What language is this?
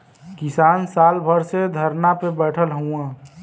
Bhojpuri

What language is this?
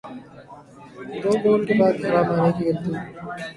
Urdu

